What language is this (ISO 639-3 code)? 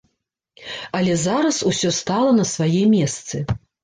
bel